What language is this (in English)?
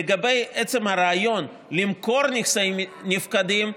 Hebrew